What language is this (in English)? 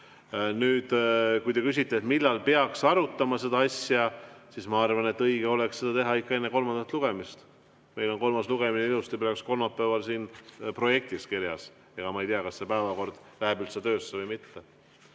Estonian